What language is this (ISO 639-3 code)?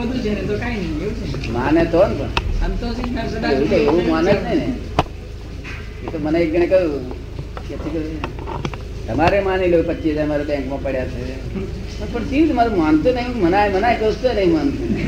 guj